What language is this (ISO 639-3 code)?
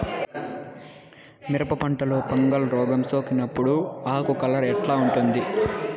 tel